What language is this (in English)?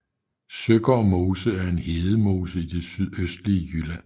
Danish